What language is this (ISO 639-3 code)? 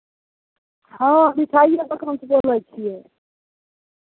mai